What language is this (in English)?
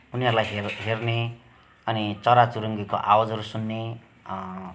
Nepali